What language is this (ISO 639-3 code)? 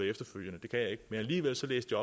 dan